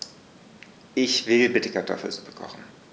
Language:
German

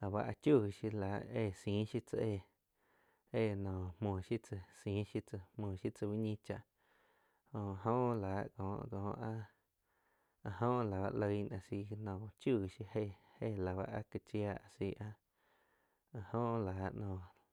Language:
Quiotepec Chinantec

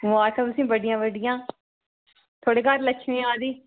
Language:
Dogri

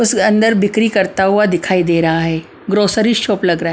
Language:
Hindi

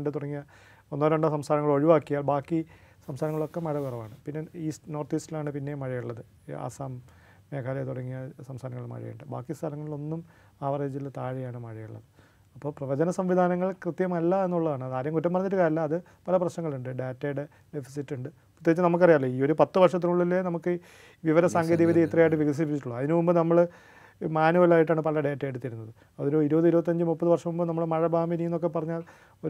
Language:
Malayalam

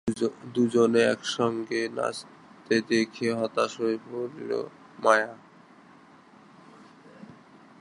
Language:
Bangla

